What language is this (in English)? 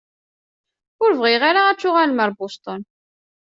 Kabyle